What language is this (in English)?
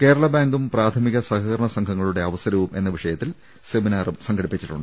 Malayalam